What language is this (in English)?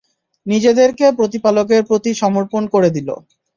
Bangla